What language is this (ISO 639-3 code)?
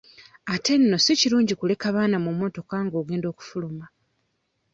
lug